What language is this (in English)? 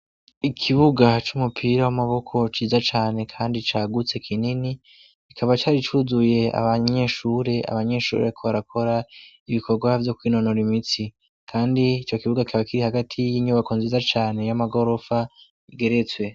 Rundi